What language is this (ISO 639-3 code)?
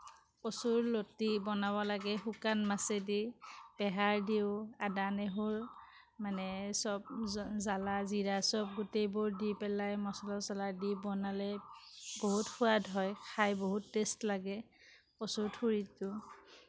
asm